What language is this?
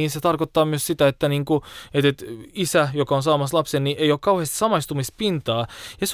Finnish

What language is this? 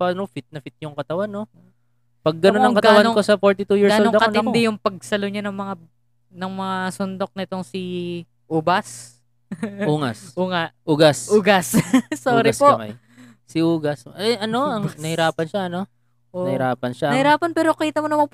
Filipino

